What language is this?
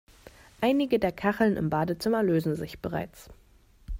German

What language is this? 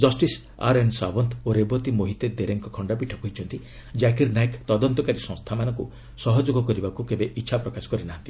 Odia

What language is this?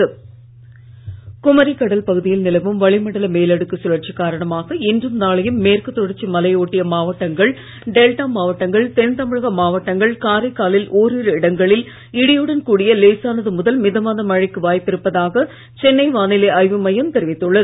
Tamil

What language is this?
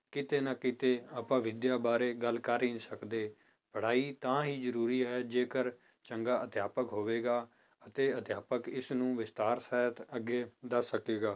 Punjabi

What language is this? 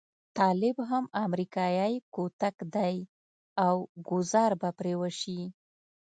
Pashto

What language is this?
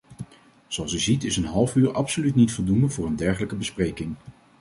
Dutch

